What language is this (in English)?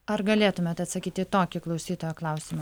Lithuanian